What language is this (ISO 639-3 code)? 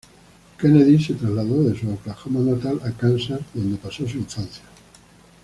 spa